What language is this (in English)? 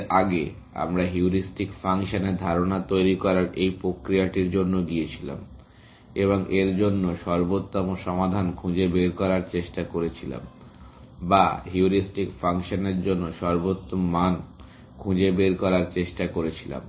Bangla